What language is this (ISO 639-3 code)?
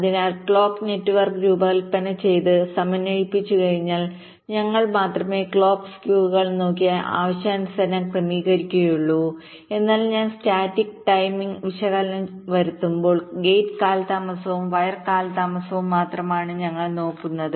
mal